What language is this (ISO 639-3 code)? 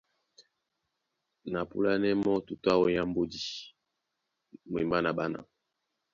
dua